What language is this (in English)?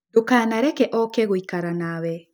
Kikuyu